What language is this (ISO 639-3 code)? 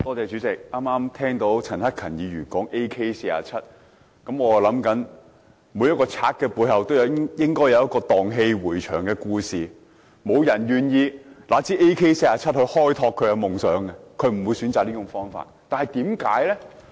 yue